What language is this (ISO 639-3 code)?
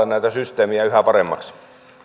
fin